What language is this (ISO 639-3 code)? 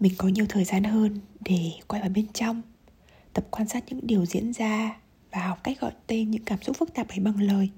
vie